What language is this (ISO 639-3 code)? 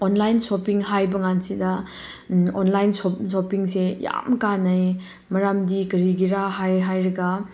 mni